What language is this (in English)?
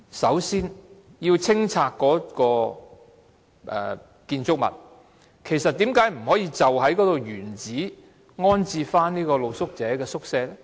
Cantonese